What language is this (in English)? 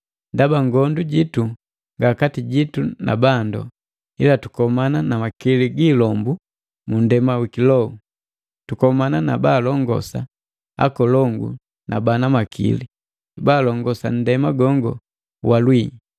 Matengo